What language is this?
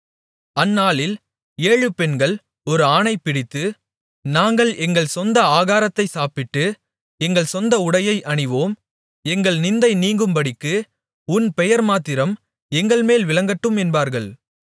Tamil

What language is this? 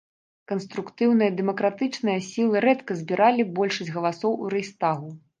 Belarusian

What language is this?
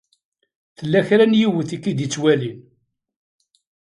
Kabyle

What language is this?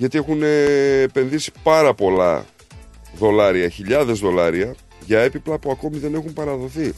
Greek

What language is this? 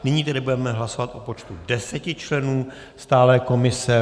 Czech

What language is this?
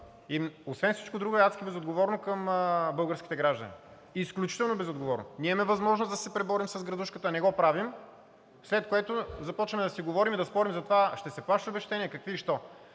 Bulgarian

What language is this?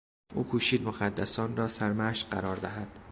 Persian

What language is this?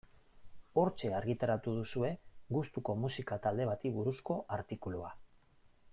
Basque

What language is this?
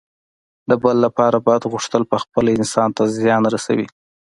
Pashto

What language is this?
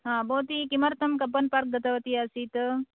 Sanskrit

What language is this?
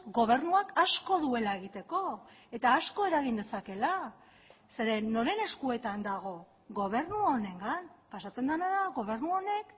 Basque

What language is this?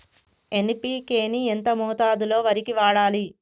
Telugu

